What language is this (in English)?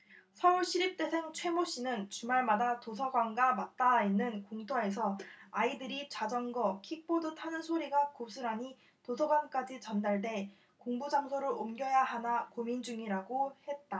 Korean